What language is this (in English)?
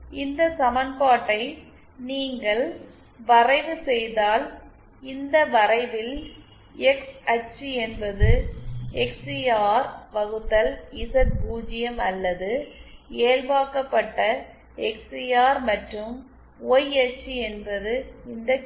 Tamil